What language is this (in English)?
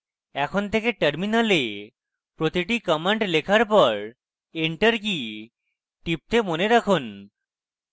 Bangla